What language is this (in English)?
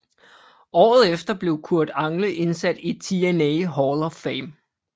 Danish